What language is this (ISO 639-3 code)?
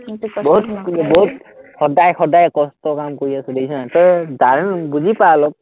asm